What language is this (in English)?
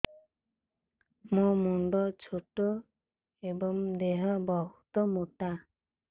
Odia